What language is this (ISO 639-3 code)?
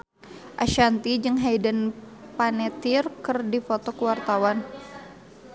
sun